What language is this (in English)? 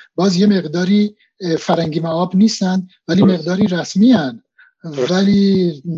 Persian